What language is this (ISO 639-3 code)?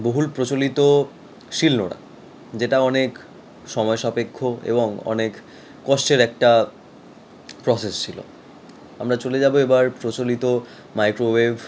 ben